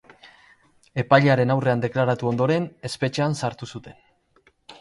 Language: Basque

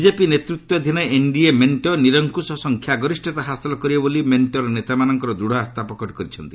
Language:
Odia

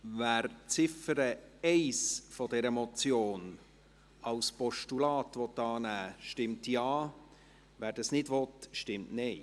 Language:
Swiss German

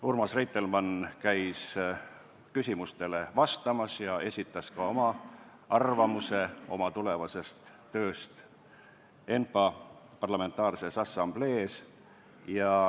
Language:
Estonian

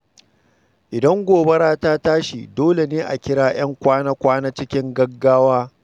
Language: Hausa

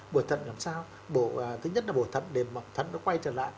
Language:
Vietnamese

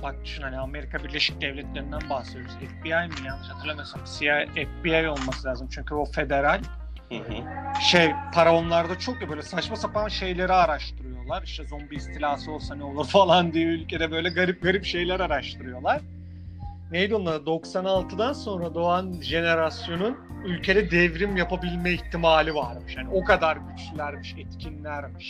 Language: Turkish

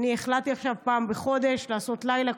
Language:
Hebrew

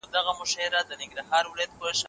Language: Pashto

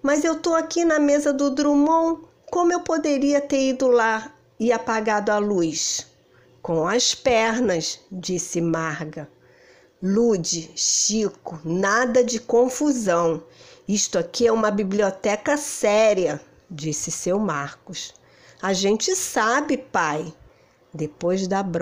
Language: Portuguese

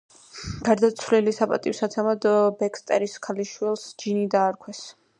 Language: Georgian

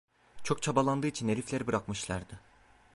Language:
Turkish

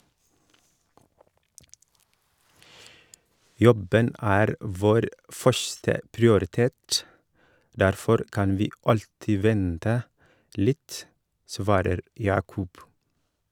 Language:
Norwegian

